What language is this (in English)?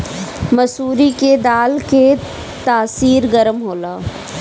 Bhojpuri